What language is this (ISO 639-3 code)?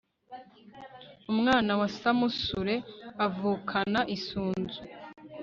kin